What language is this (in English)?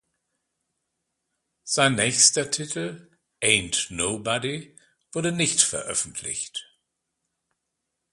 German